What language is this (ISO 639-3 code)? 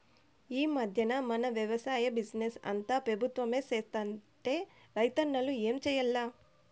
tel